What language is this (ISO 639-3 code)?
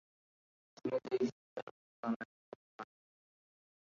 ben